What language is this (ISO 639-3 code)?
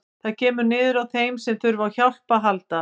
isl